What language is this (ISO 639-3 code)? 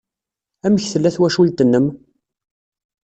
kab